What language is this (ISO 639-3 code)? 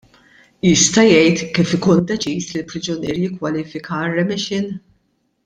mlt